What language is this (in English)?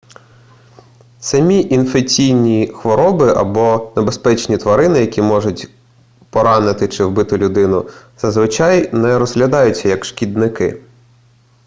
Ukrainian